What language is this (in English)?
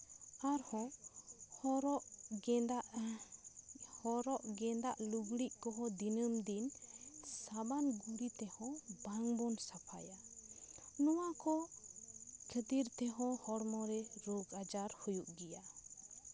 Santali